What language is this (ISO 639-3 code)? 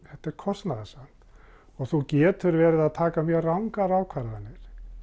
isl